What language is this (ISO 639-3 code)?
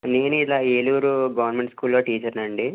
tel